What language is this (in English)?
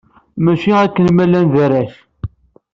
Kabyle